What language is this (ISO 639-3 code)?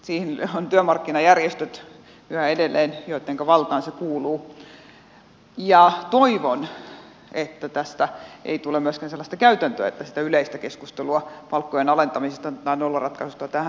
fin